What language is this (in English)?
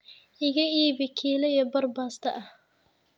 Somali